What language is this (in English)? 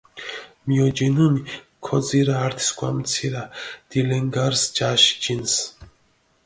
Mingrelian